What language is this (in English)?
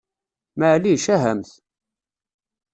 Kabyle